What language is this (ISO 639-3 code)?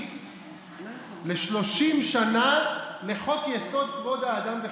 heb